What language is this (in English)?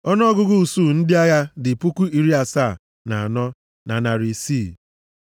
Igbo